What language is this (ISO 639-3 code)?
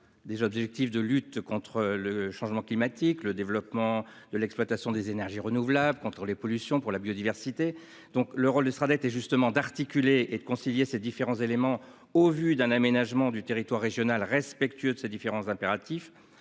fra